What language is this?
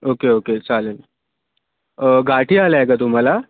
Marathi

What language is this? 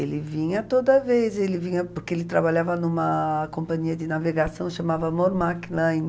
Portuguese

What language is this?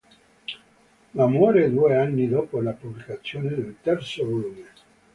Italian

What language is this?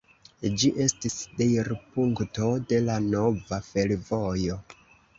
Esperanto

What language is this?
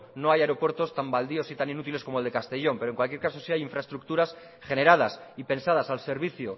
Spanish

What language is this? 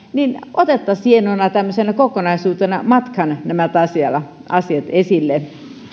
Finnish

